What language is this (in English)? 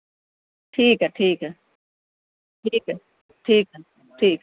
Urdu